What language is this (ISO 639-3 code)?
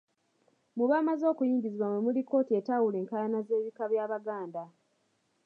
lug